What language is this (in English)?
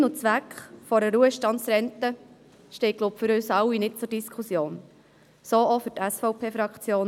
Swiss German